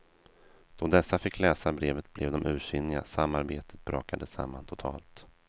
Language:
Swedish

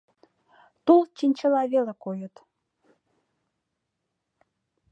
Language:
Mari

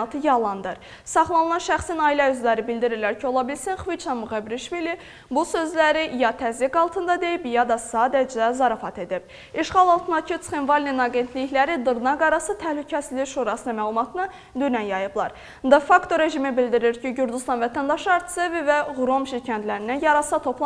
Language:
Turkish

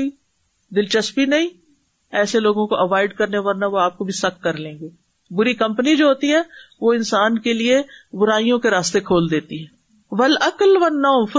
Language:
Urdu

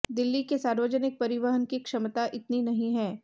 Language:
Hindi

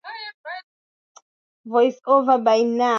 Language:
Swahili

